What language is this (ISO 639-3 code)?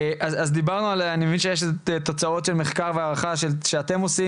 heb